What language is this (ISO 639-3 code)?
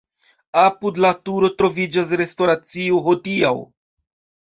epo